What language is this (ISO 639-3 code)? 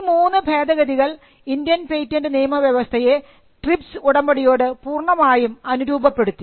mal